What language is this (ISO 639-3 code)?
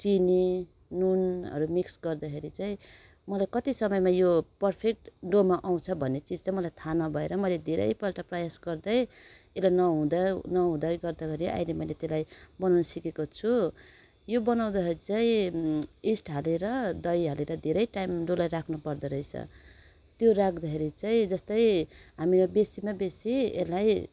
nep